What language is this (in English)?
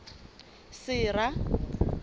Southern Sotho